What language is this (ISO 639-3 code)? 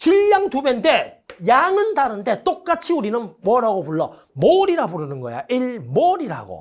kor